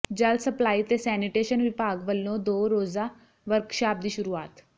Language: Punjabi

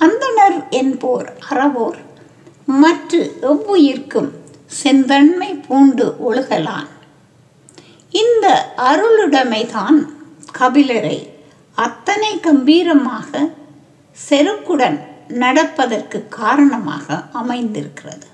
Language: Tamil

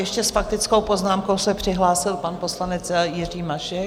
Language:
Czech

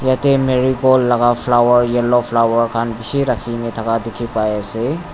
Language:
Naga Pidgin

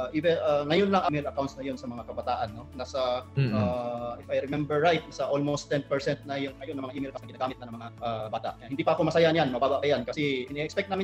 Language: Filipino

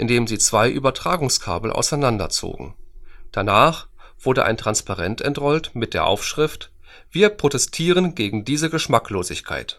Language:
German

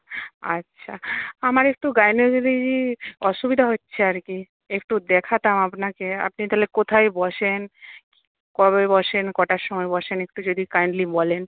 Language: Bangla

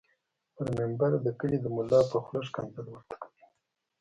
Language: Pashto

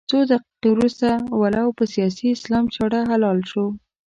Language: Pashto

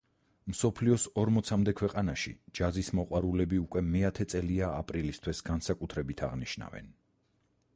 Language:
Georgian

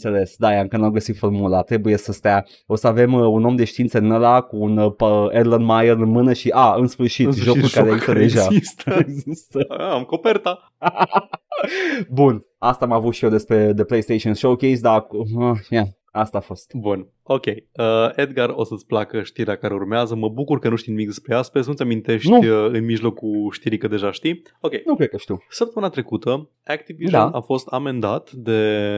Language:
Romanian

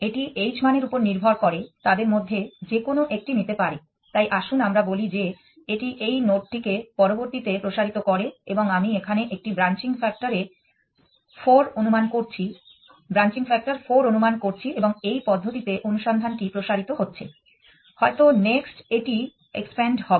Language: Bangla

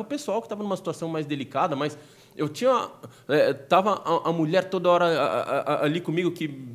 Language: Portuguese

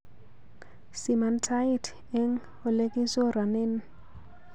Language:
Kalenjin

